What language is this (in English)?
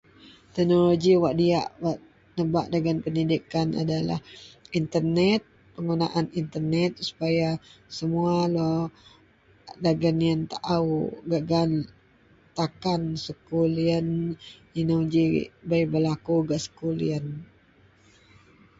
Central Melanau